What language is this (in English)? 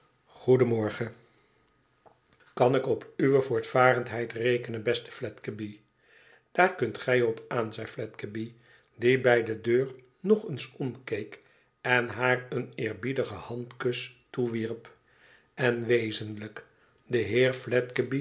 Dutch